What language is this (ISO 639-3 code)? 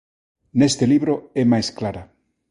glg